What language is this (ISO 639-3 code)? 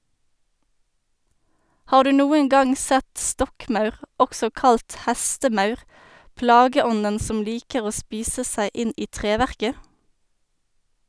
nor